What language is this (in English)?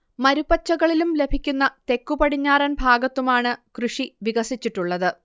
Malayalam